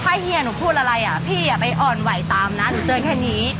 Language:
Thai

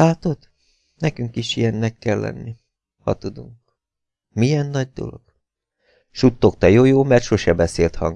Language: Hungarian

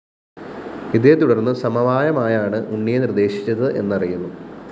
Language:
Malayalam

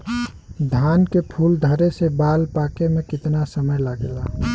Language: Bhojpuri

